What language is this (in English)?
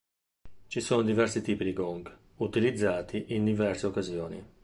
Italian